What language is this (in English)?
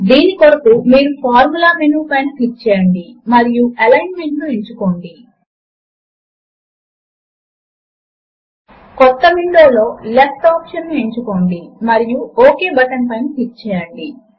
Telugu